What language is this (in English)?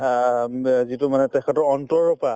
Assamese